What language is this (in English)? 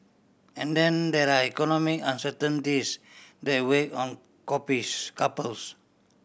English